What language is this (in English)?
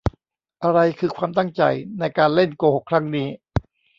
Thai